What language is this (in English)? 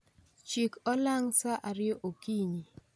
Luo (Kenya and Tanzania)